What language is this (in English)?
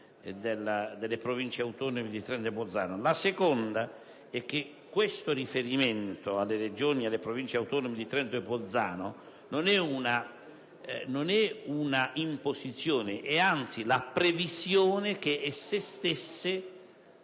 Italian